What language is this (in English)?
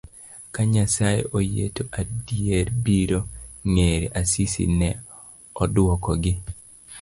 Luo (Kenya and Tanzania)